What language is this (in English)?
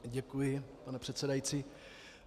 Czech